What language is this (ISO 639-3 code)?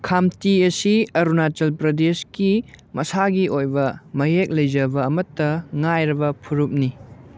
mni